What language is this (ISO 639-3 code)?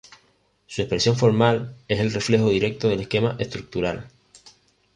spa